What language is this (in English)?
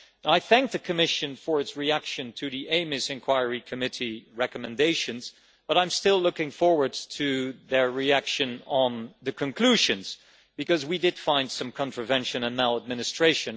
English